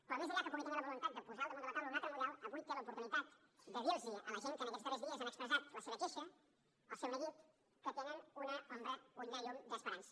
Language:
Catalan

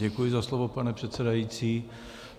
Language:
Czech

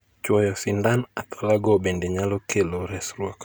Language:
Luo (Kenya and Tanzania)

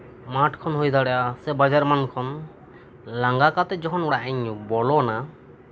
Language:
Santali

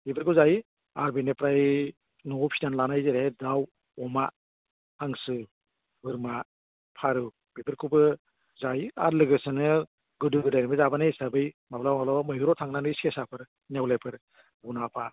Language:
Bodo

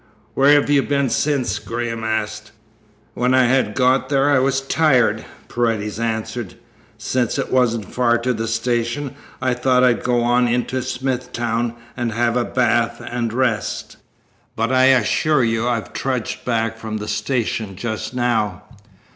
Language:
English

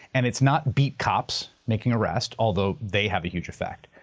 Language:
English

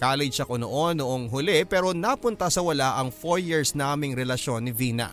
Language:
Filipino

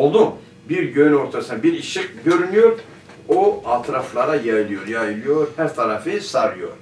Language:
Turkish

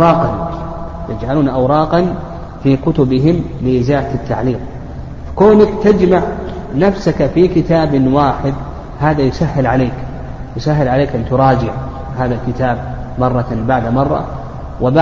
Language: Arabic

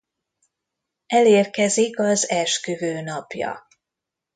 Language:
Hungarian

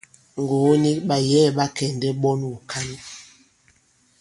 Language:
Bankon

